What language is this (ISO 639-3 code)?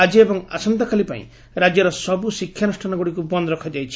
ori